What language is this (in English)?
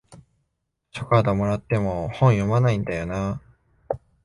Japanese